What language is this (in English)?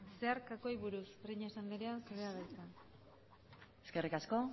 Basque